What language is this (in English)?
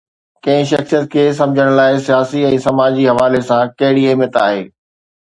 Sindhi